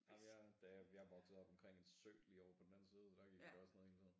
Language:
Danish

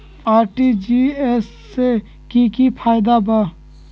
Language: Magahi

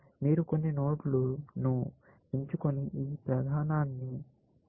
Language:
Telugu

